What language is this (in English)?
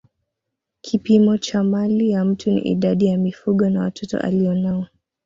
Swahili